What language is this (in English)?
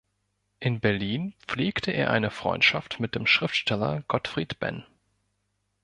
German